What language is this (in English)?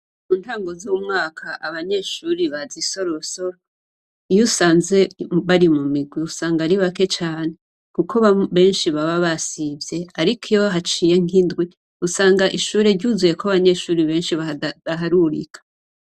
Rundi